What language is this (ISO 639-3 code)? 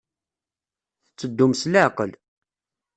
kab